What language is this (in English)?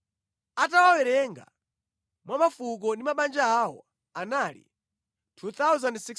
Nyanja